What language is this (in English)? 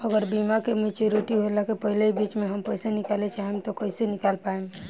Bhojpuri